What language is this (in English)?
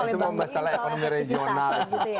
Indonesian